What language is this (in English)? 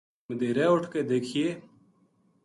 Gujari